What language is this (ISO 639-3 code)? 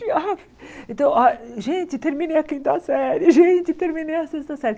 por